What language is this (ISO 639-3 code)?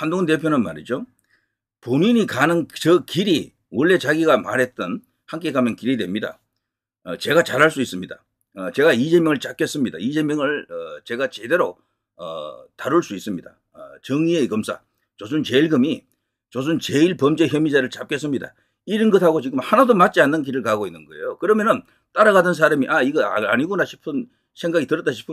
kor